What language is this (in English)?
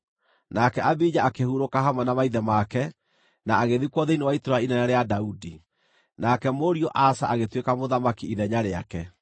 Kikuyu